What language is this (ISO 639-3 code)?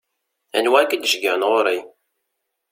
kab